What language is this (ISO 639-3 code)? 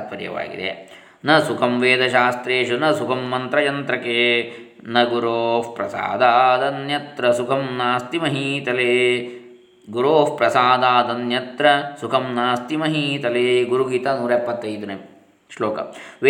kan